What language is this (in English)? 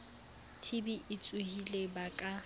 Southern Sotho